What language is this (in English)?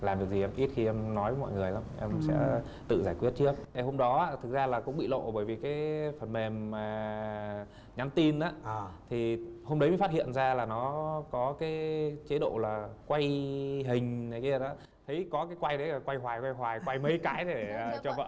Vietnamese